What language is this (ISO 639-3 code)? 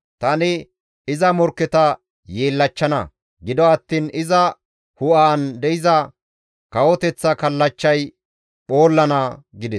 gmv